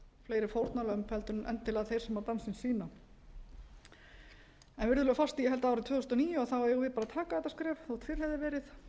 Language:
Icelandic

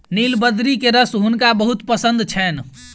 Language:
Maithili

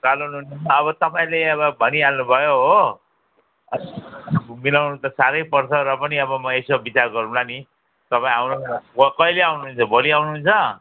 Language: Nepali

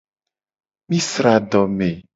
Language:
Gen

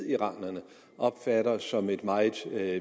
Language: Danish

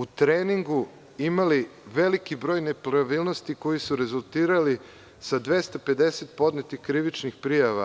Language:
Serbian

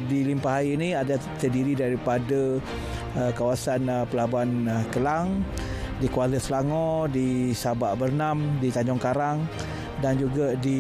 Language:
Malay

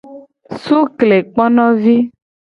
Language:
Gen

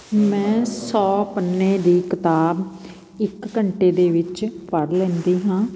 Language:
Punjabi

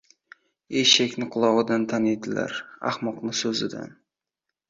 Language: Uzbek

